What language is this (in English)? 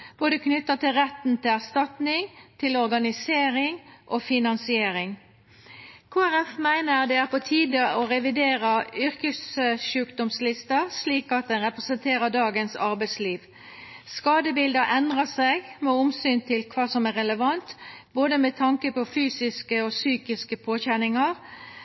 Norwegian Nynorsk